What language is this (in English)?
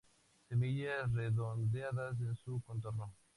Spanish